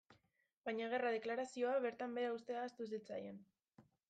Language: Basque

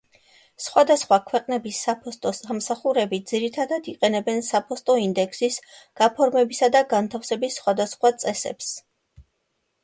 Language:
Georgian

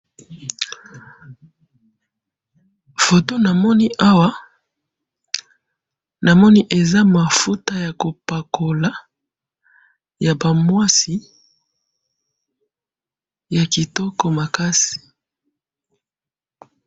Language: Lingala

